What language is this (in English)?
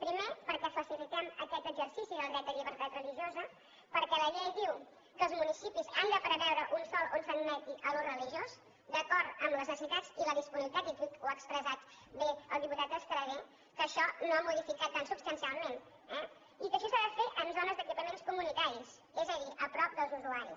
Catalan